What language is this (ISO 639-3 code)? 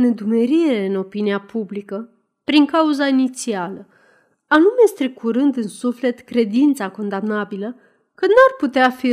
ron